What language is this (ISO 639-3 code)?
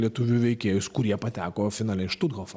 lit